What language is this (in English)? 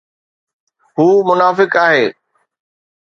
Sindhi